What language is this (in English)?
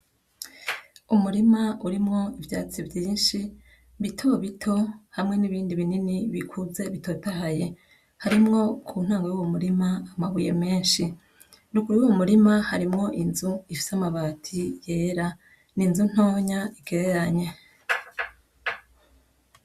Rundi